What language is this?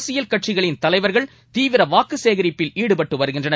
Tamil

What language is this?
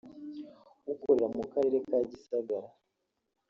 Kinyarwanda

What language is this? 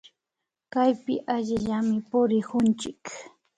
Imbabura Highland Quichua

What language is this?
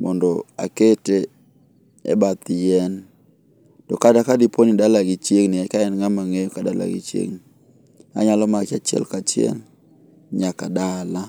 Luo (Kenya and Tanzania)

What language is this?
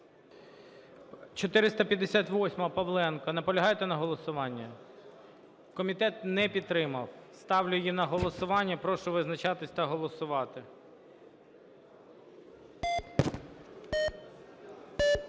Ukrainian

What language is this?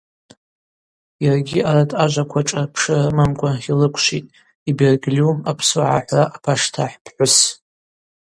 Abaza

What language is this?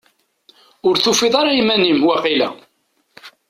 Kabyle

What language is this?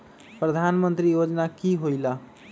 Magahi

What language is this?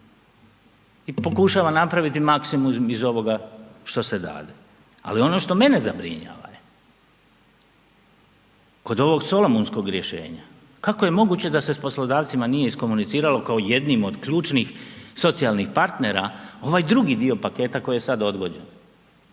Croatian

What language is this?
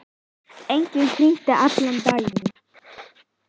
Icelandic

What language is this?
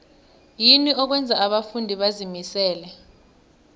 South Ndebele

